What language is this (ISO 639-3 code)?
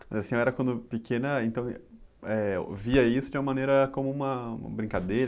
por